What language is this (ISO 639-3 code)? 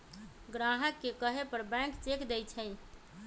mag